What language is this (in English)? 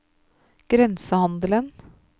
Norwegian